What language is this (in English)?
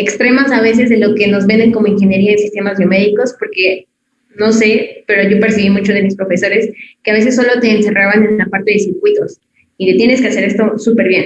Spanish